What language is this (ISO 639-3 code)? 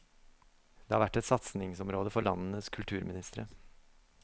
nor